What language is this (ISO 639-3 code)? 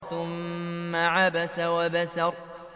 ara